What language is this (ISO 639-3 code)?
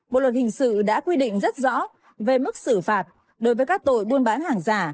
vie